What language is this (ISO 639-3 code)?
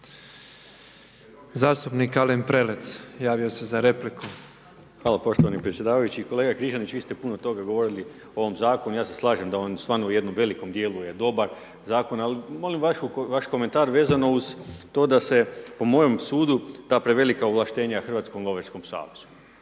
hrv